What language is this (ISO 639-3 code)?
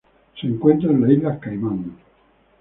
spa